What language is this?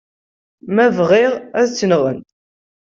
Kabyle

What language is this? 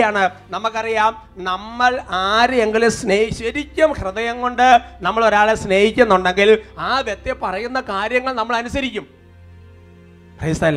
Malayalam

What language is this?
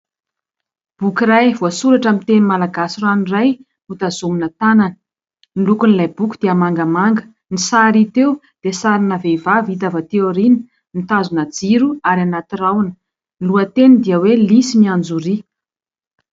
Malagasy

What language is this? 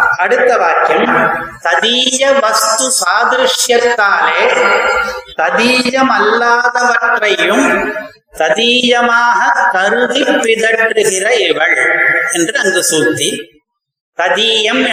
Tamil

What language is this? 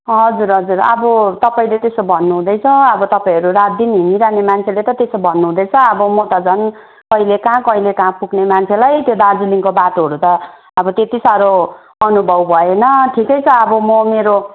Nepali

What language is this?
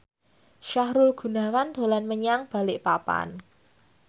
Javanese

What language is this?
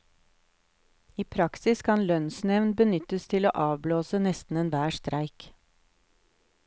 Norwegian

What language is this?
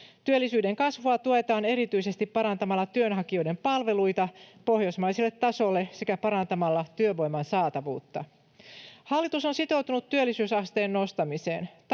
Finnish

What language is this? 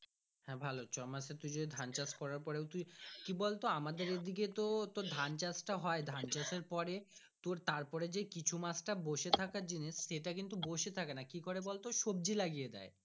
Bangla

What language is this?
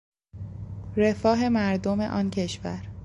Persian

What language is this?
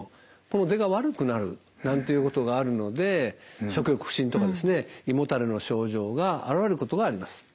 Japanese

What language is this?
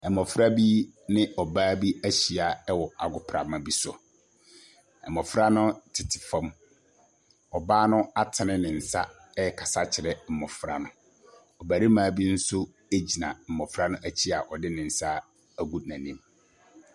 Akan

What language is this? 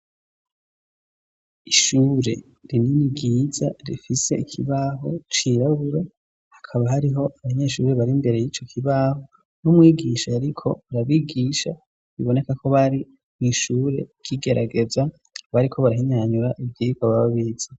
Rundi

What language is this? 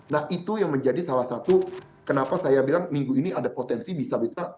Indonesian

